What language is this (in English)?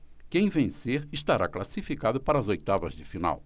Portuguese